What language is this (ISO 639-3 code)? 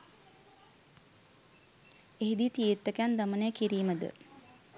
sin